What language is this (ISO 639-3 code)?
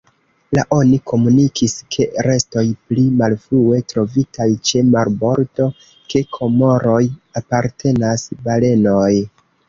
epo